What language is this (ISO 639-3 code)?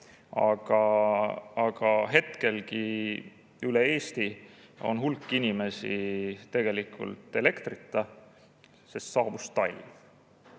est